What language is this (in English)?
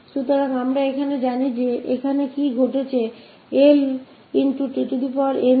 Hindi